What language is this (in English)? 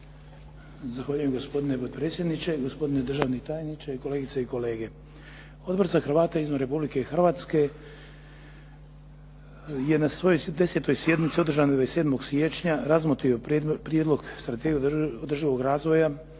Croatian